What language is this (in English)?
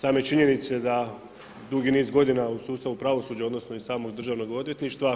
Croatian